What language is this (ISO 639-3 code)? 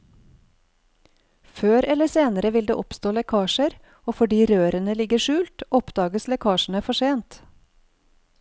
nor